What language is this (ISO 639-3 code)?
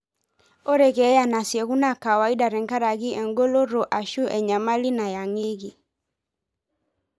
mas